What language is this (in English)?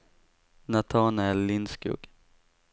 Swedish